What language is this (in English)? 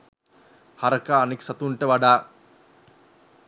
Sinhala